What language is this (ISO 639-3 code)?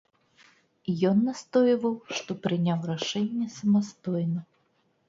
bel